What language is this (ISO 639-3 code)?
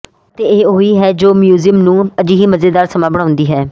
pan